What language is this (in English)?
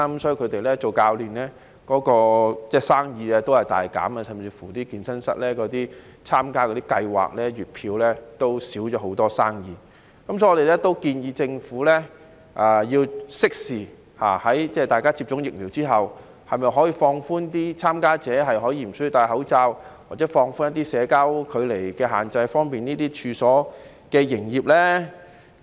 Cantonese